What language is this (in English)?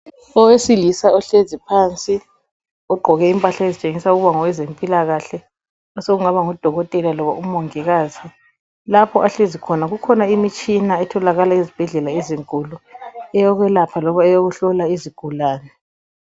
North Ndebele